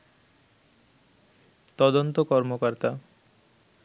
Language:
Bangla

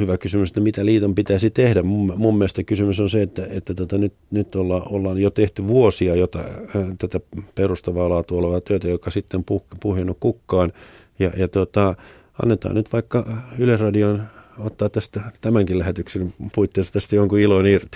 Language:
Finnish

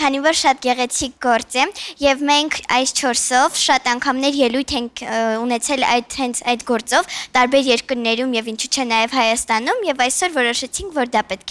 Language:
Turkish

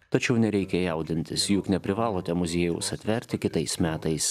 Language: Lithuanian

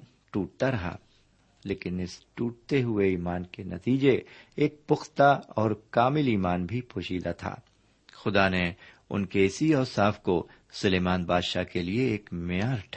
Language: Urdu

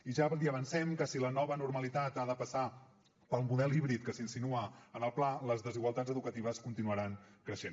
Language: Catalan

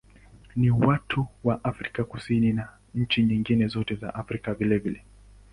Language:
Swahili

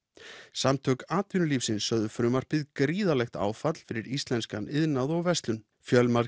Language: Icelandic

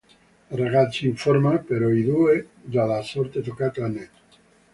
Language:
Italian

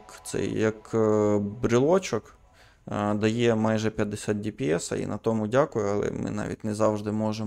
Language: Ukrainian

